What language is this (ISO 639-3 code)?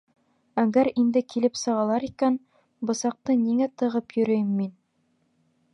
bak